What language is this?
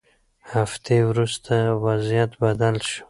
Pashto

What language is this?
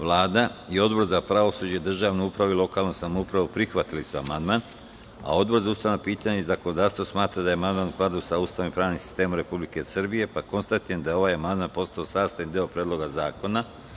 Serbian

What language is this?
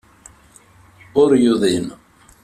Kabyle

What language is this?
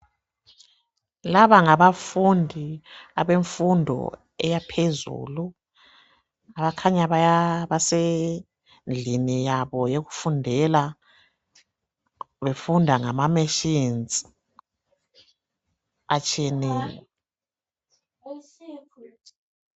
North Ndebele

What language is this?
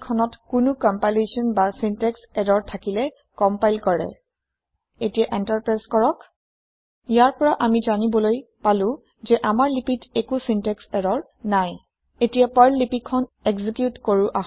Assamese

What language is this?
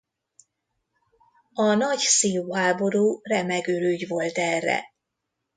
Hungarian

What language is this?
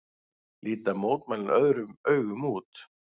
Icelandic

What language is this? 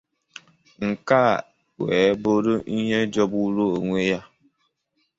Igbo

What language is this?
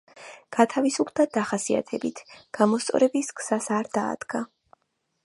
Georgian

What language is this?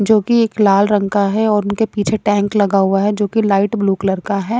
Hindi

